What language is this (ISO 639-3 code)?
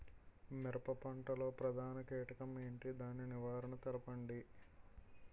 tel